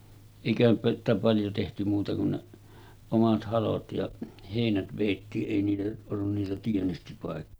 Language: Finnish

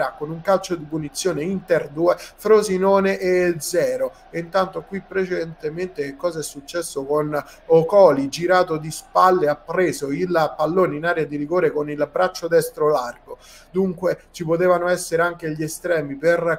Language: Italian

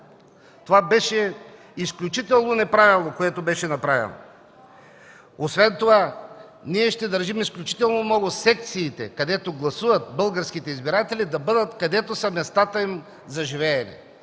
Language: Bulgarian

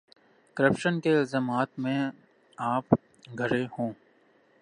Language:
Urdu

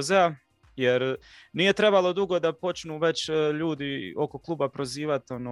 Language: Croatian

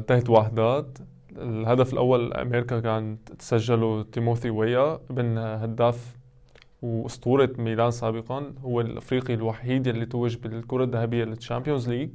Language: Arabic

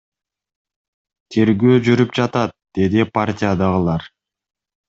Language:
Kyrgyz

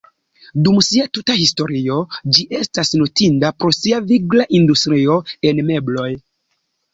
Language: Esperanto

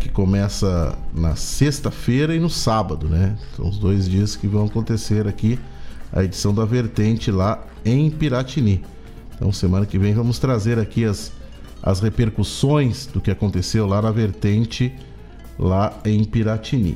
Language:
Portuguese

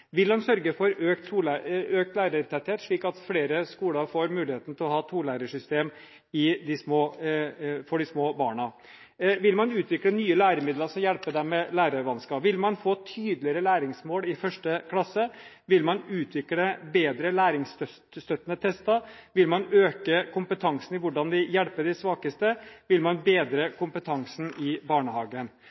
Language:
Norwegian Bokmål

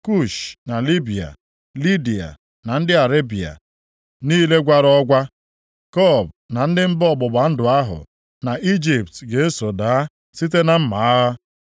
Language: Igbo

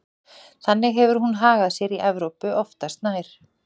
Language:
Icelandic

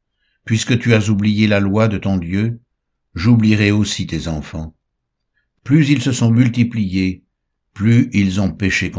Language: French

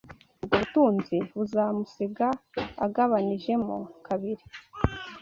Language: Kinyarwanda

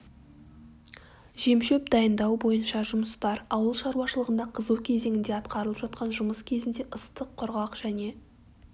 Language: Kazakh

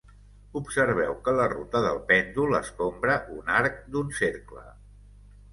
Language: Catalan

